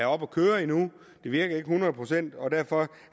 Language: Danish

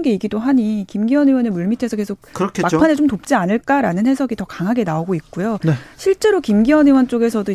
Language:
Korean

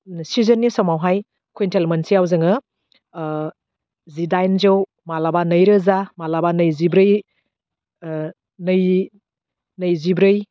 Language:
Bodo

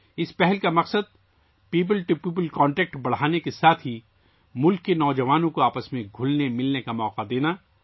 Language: Urdu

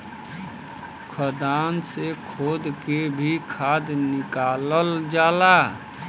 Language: Bhojpuri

